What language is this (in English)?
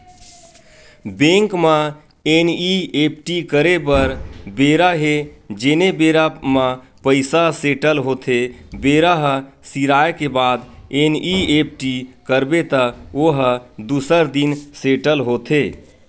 Chhattisgarhi